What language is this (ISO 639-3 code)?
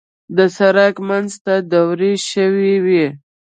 pus